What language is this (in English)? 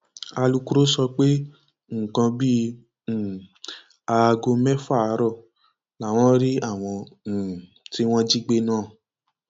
Yoruba